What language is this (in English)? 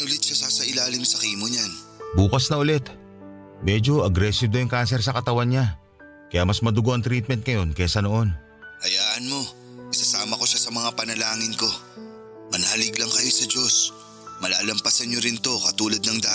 Filipino